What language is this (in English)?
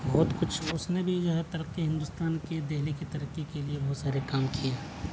Urdu